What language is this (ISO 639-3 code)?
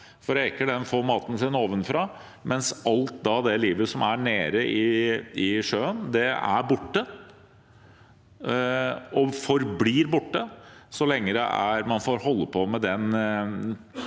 nor